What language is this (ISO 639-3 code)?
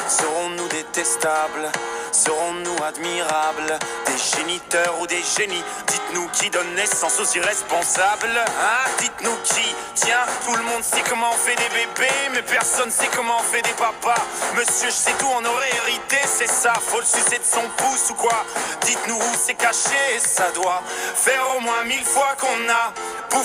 msa